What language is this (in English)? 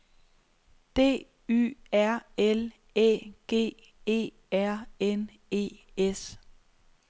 Danish